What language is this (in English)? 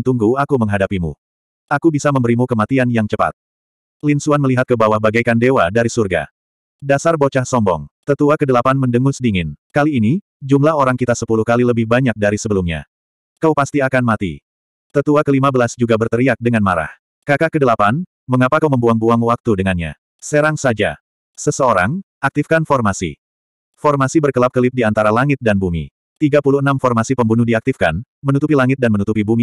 Indonesian